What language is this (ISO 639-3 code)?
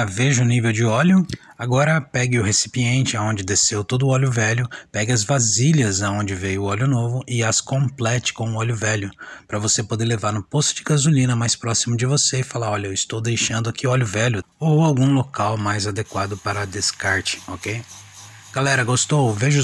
por